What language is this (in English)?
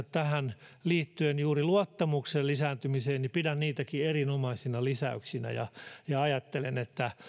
Finnish